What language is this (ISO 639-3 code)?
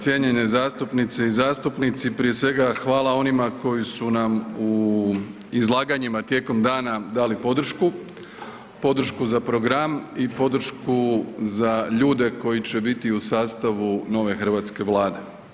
hrv